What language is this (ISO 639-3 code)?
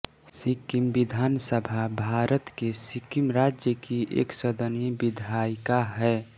hin